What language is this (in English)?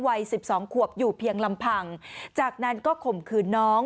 Thai